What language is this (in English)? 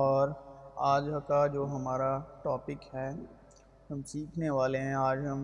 Urdu